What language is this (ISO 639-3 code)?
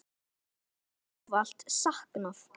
isl